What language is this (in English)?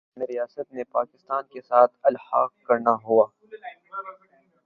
Urdu